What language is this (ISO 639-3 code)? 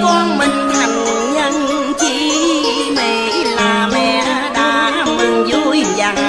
vie